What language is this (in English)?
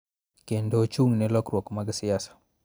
Luo (Kenya and Tanzania)